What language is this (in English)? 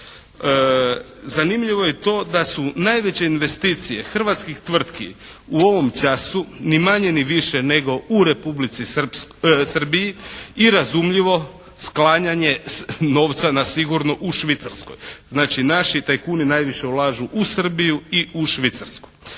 Croatian